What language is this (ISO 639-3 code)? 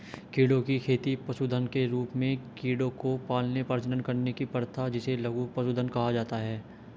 hin